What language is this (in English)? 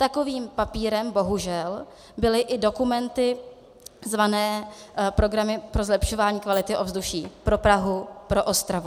Czech